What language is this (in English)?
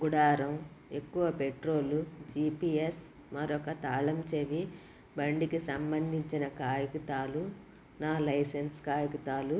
Telugu